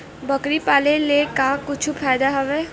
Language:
Chhattisgarhi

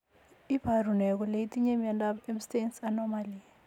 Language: Kalenjin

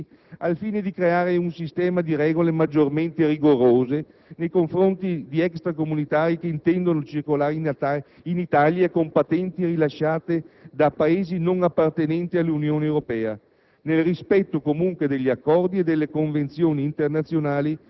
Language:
Italian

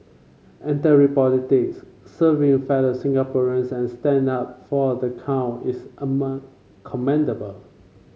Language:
English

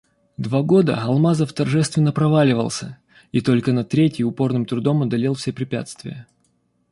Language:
Russian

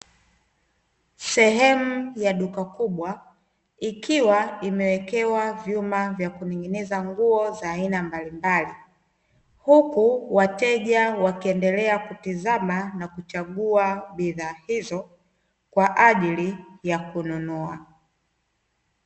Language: Swahili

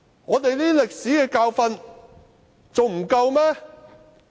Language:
Cantonese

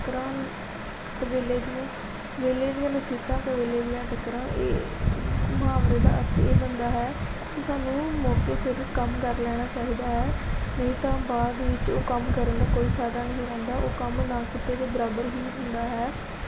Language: Punjabi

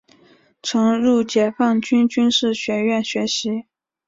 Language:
Chinese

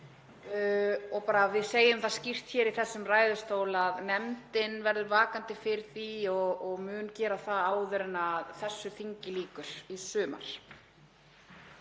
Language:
Icelandic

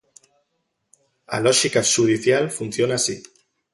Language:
Galician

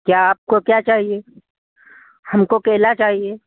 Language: Hindi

